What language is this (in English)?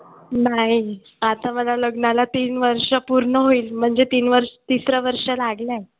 Marathi